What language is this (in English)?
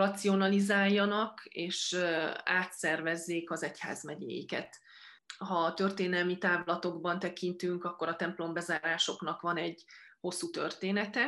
Hungarian